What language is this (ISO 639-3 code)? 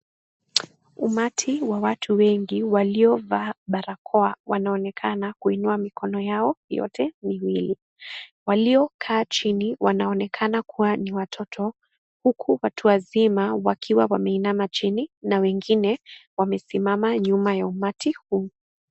swa